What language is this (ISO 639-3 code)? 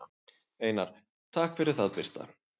isl